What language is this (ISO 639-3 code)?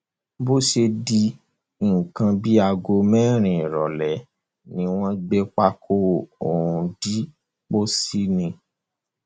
yor